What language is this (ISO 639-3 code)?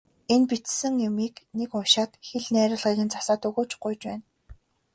mon